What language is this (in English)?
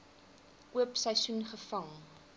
Afrikaans